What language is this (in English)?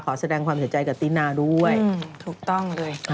Thai